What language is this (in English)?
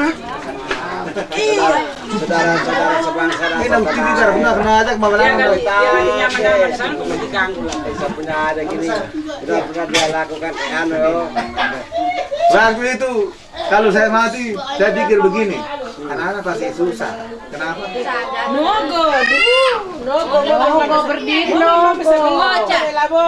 Indonesian